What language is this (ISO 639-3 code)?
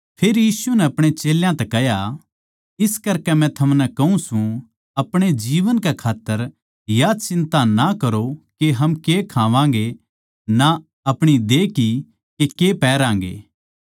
bgc